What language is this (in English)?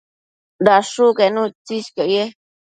Matsés